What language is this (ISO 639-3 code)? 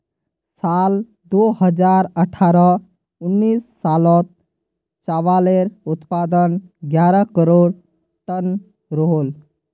mag